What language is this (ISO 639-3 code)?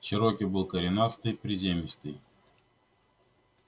rus